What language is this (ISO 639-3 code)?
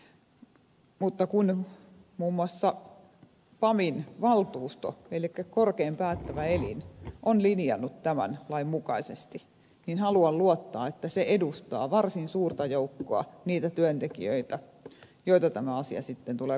fin